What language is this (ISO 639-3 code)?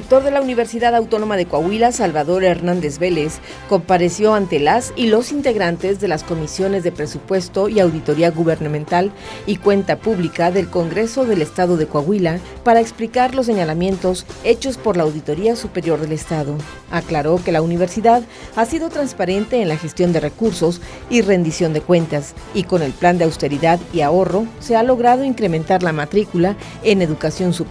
spa